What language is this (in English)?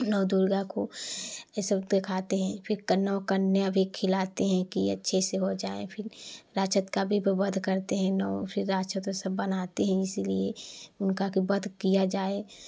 Hindi